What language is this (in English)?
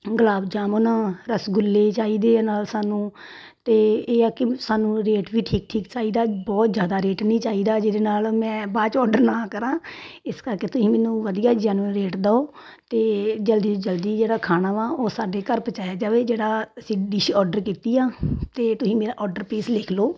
Punjabi